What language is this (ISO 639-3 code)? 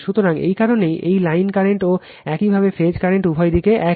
ben